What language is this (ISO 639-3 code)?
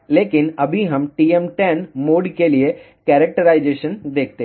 hin